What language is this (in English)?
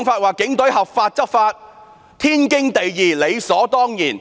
Cantonese